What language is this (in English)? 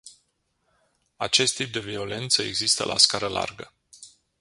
Romanian